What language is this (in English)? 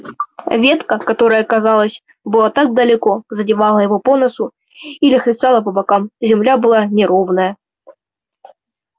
Russian